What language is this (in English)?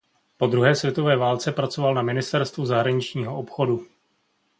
Czech